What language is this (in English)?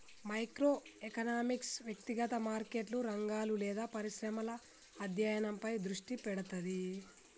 Telugu